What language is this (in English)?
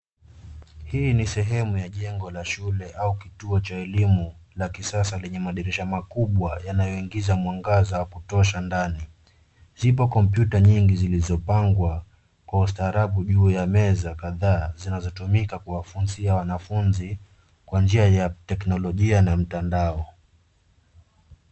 Swahili